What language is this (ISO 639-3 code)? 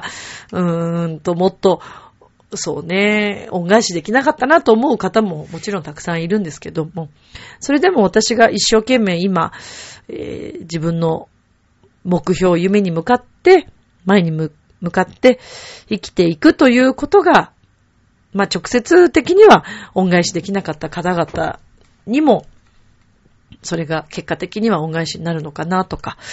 jpn